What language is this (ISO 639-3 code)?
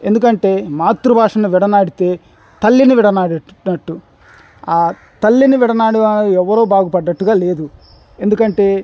tel